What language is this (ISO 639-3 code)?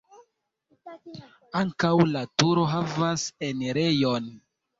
epo